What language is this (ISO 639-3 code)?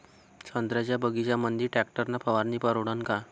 mar